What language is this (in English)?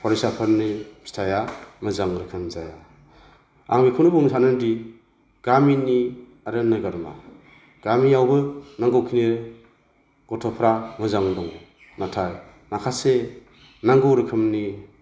Bodo